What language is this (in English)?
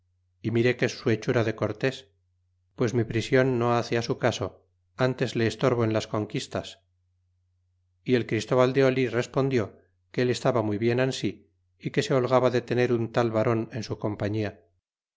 Spanish